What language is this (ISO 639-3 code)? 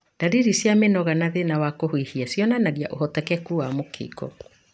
kik